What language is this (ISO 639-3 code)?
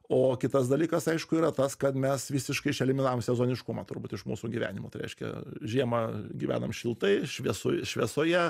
lit